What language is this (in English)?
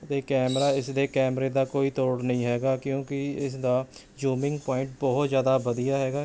Punjabi